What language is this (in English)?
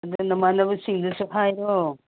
Manipuri